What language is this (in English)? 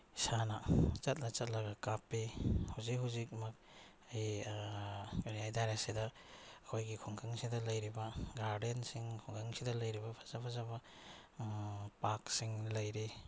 Manipuri